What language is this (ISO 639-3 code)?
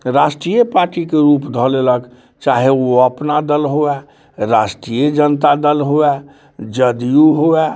mai